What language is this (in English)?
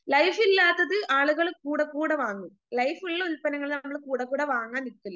Malayalam